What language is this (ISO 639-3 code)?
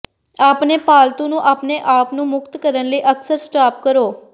pan